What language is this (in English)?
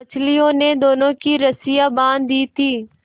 Hindi